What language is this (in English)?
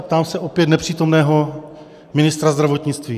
Czech